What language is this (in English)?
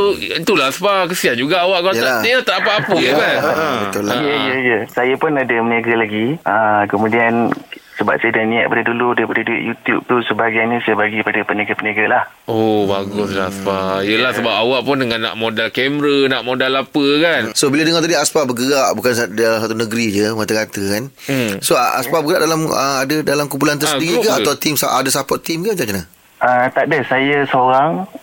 Malay